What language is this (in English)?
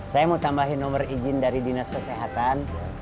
Indonesian